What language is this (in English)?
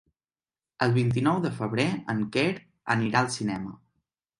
Catalan